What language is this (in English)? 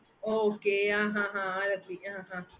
Tamil